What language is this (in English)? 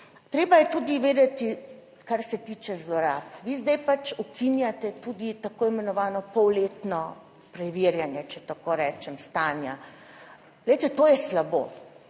Slovenian